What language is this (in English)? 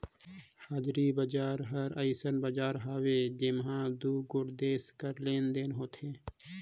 Chhattisgarhi